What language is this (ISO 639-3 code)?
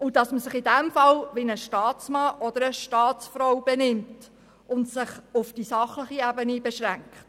gsw